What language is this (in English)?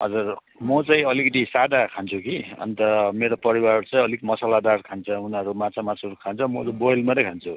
Nepali